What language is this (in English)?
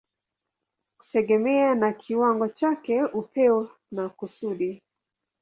Swahili